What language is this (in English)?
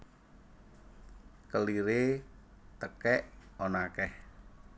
Javanese